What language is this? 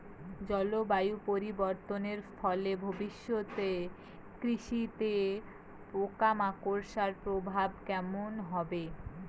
Bangla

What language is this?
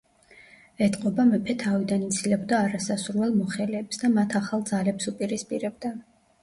Georgian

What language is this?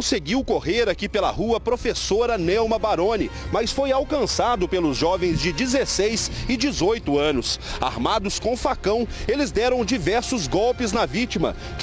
Portuguese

